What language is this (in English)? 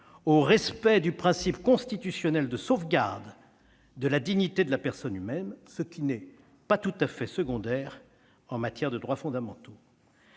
French